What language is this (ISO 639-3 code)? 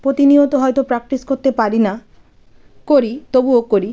ben